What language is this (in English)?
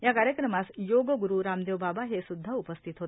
Marathi